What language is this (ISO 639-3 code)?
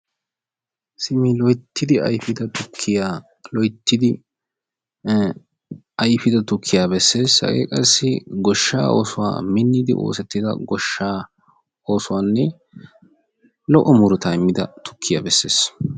wal